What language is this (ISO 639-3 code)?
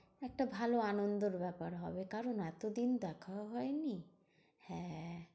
ben